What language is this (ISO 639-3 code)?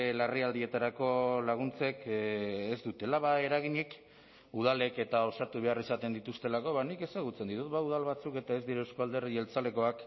eus